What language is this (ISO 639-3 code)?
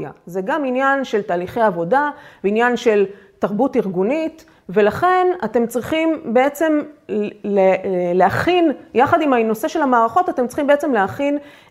heb